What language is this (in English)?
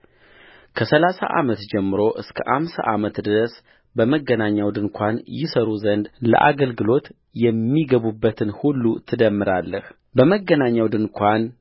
Amharic